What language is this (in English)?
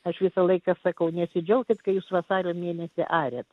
Lithuanian